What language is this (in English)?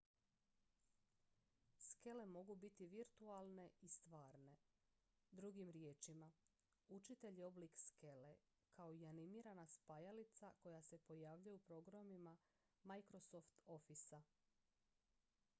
Croatian